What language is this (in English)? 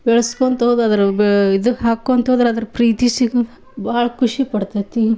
Kannada